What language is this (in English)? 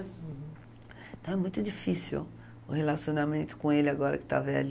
Portuguese